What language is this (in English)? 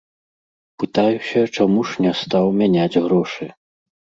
Belarusian